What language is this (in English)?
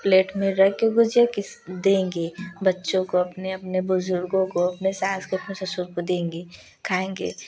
Hindi